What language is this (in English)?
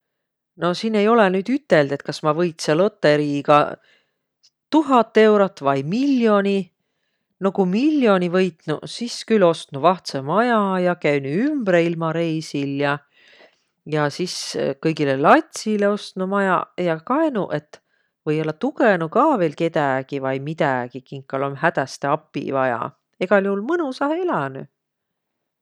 Võro